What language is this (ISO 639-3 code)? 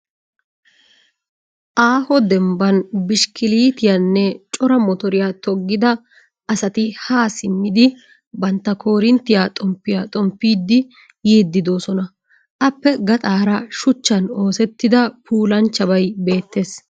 wal